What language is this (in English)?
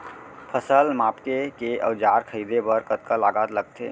Chhattisgarhi